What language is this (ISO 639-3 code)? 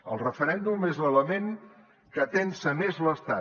cat